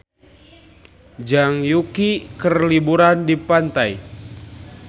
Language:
Sundanese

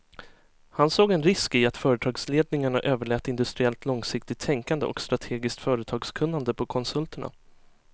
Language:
Swedish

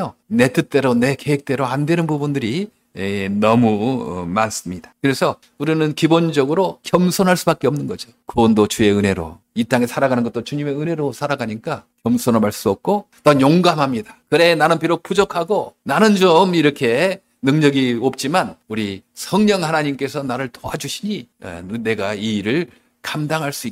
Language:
Korean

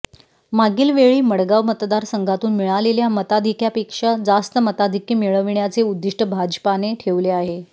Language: Marathi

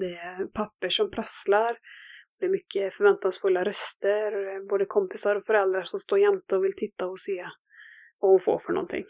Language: Swedish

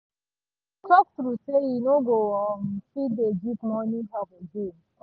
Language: Nigerian Pidgin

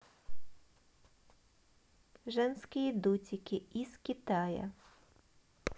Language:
Russian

